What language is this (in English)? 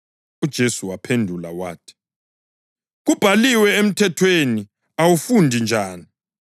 North Ndebele